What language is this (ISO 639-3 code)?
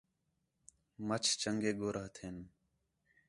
xhe